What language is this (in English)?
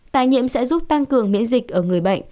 Vietnamese